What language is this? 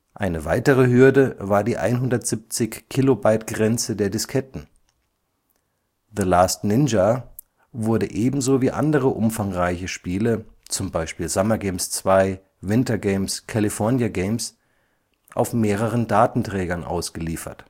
German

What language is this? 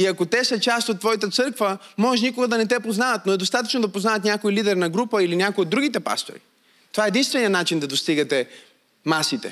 Bulgarian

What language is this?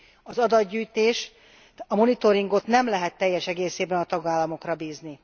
Hungarian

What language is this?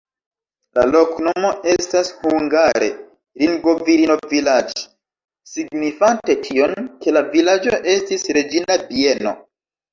Esperanto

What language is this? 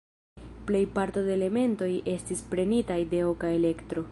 Esperanto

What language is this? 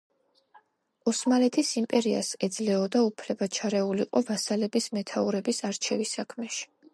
Georgian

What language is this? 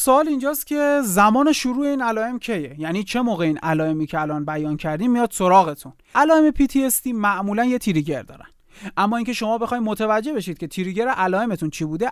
Persian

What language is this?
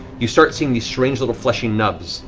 English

